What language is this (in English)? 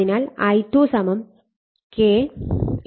Malayalam